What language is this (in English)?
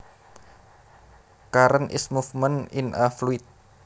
Javanese